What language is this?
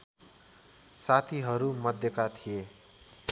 Nepali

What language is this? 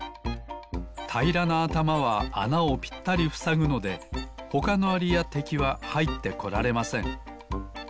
Japanese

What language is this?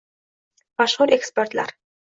Uzbek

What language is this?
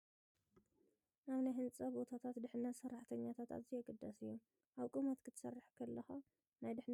Tigrinya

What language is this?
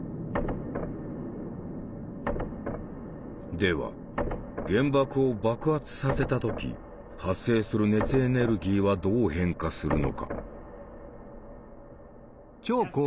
Japanese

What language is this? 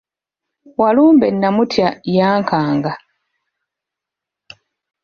Ganda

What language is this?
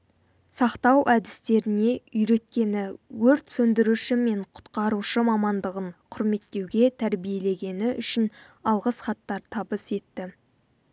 Kazakh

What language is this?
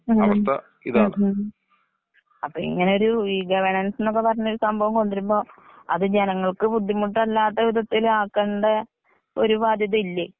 Malayalam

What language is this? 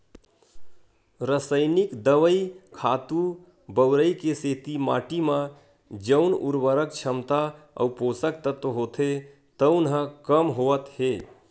Chhattisgarhi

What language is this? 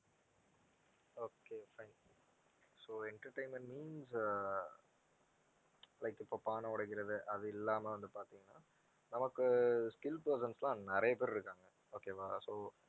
Tamil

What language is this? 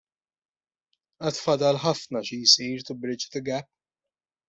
Maltese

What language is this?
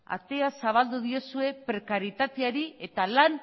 Basque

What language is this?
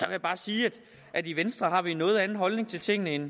Danish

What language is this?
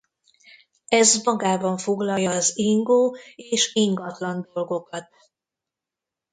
Hungarian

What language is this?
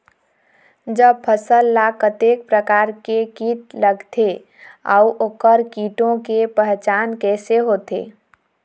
Chhattisgarhi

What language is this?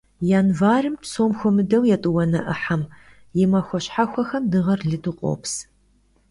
Kabardian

